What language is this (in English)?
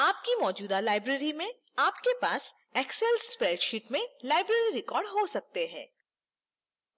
Hindi